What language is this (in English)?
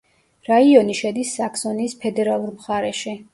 Georgian